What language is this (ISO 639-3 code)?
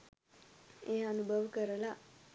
sin